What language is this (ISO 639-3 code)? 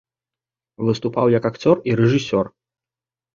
bel